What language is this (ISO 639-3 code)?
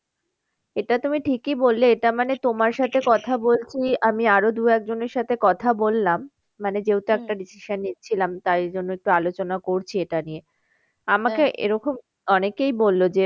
ben